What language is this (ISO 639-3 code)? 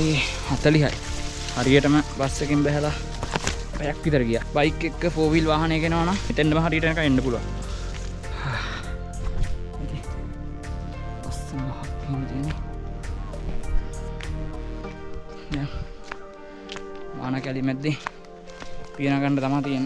ind